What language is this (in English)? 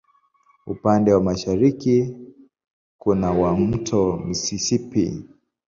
Swahili